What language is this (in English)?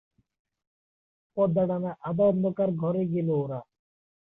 Bangla